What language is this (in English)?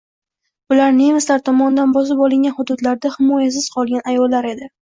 Uzbek